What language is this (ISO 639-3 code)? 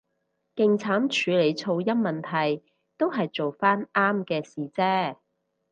yue